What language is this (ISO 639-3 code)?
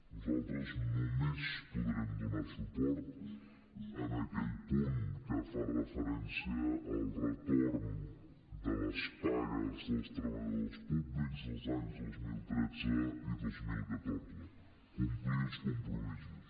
cat